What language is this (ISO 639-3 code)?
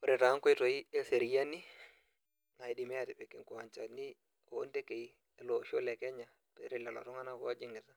mas